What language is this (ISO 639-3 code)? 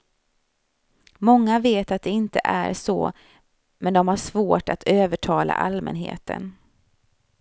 swe